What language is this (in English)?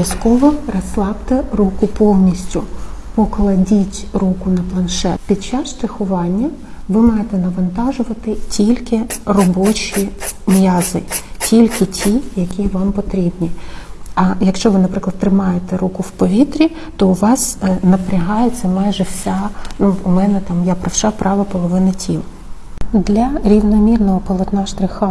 Ukrainian